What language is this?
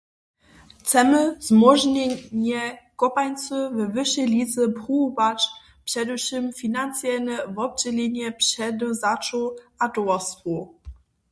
Upper Sorbian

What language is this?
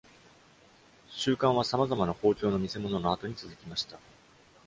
Japanese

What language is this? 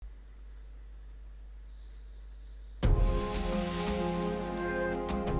Turkish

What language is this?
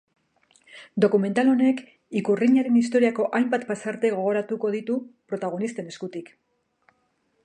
Basque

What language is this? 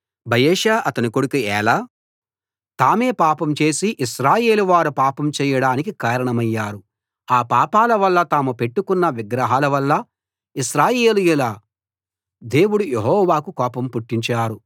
Telugu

